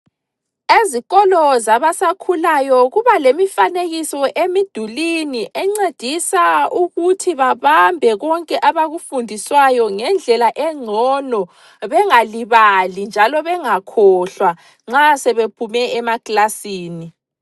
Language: North Ndebele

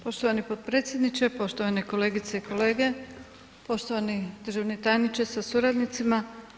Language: Croatian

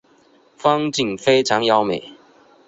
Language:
Chinese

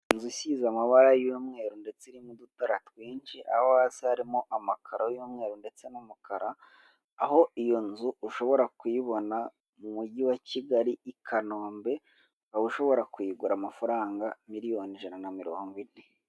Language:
Kinyarwanda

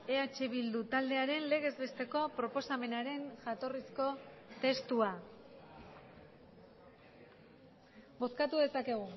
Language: Basque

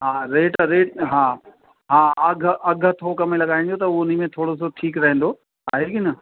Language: Sindhi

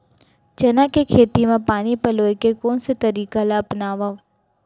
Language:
Chhattisgarhi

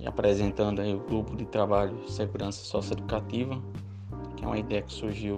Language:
Portuguese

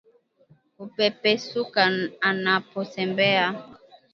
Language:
Swahili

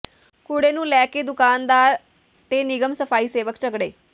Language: Punjabi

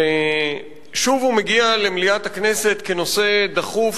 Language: Hebrew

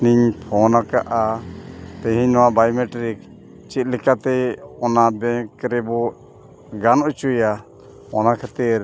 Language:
Santali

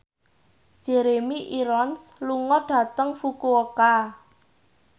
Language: Javanese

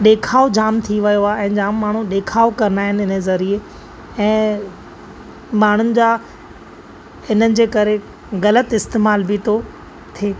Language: Sindhi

